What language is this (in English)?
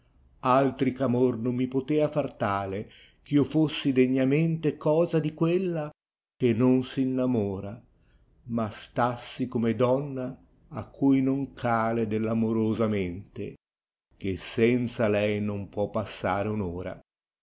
Italian